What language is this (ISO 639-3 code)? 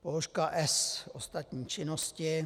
ces